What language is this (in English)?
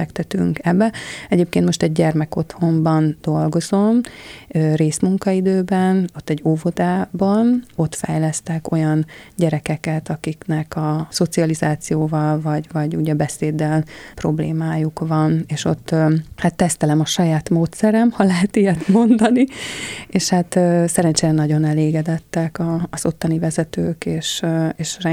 Hungarian